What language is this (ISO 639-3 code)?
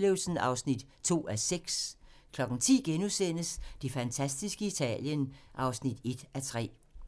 dan